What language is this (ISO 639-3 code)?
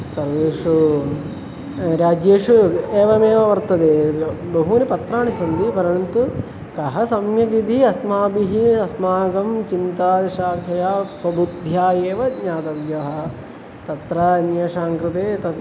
san